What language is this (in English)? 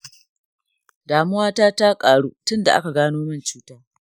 Hausa